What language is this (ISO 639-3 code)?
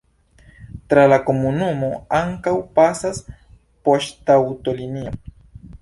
epo